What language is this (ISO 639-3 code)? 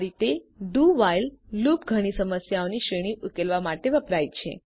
guj